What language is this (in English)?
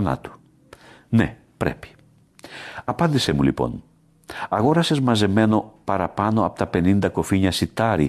Greek